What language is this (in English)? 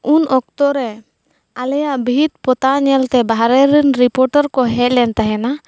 Santali